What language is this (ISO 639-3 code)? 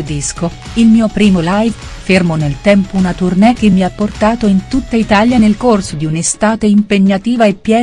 ita